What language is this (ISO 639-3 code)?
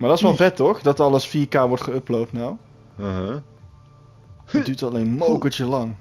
nld